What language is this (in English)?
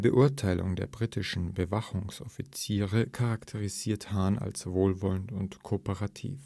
German